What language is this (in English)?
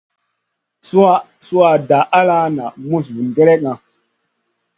Masana